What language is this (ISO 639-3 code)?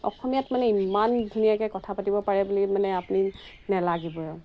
asm